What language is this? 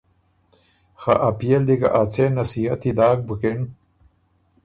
Ormuri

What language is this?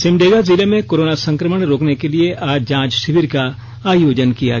Hindi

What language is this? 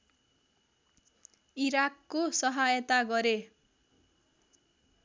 Nepali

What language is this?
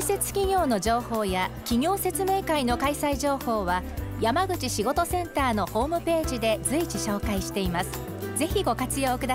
Japanese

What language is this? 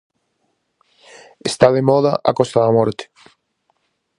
Galician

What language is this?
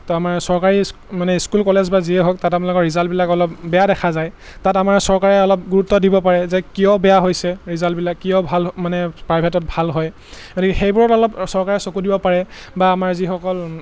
Assamese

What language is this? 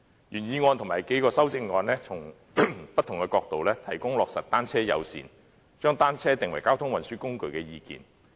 Cantonese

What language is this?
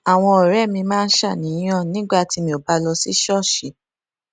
Yoruba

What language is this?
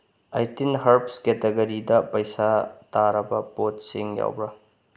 Manipuri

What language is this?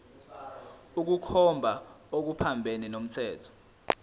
Zulu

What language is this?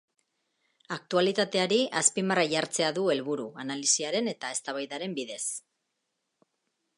Basque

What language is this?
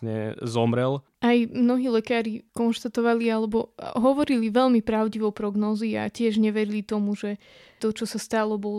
Slovak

